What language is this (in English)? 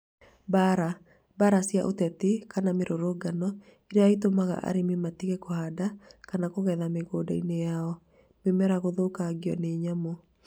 Kikuyu